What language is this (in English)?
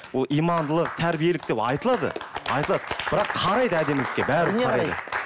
Kazakh